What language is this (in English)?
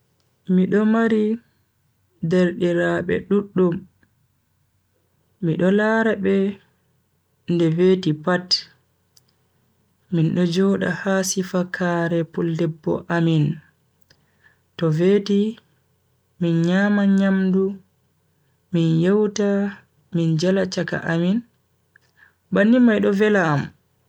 Bagirmi Fulfulde